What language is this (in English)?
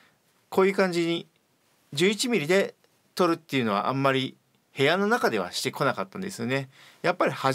Japanese